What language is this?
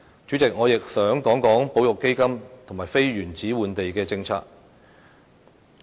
Cantonese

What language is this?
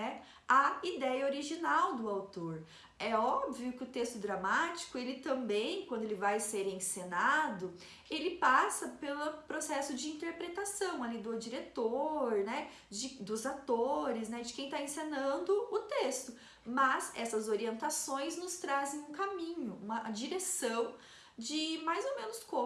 Portuguese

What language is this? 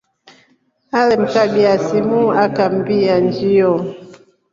Rombo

